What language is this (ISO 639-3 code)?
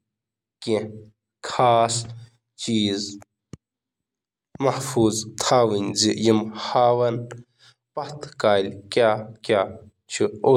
kas